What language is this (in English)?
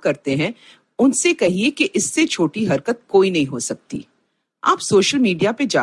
Hindi